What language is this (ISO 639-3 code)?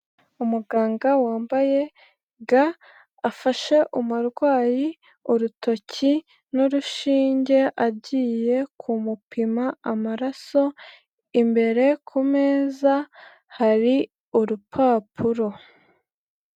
kin